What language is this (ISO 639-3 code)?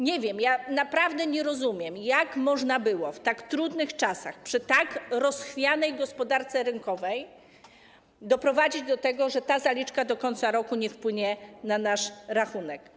pol